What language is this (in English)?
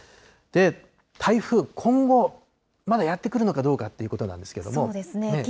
Japanese